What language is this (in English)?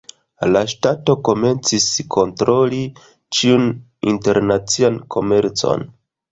Esperanto